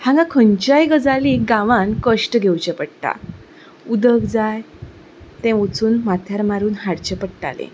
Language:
Konkani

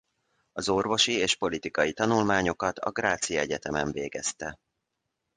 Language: Hungarian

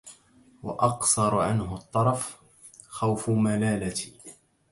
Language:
Arabic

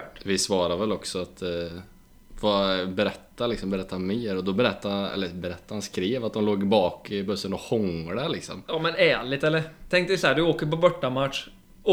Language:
Swedish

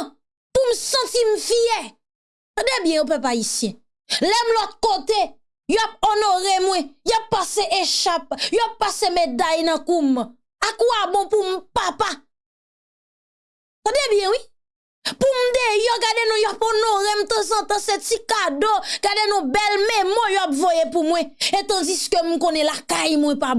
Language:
French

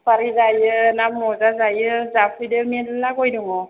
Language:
Bodo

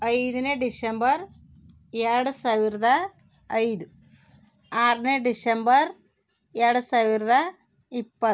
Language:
Kannada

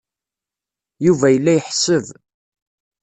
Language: Kabyle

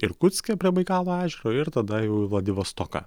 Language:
Lithuanian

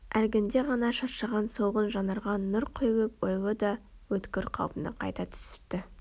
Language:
Kazakh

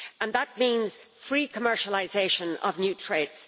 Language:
English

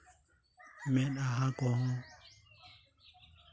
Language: Santali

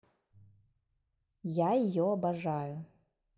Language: Russian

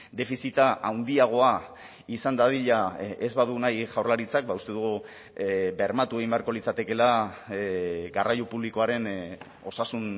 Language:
Basque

